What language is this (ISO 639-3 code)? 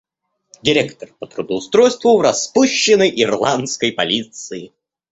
rus